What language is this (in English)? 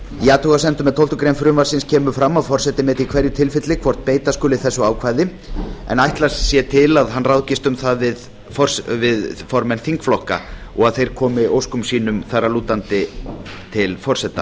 Icelandic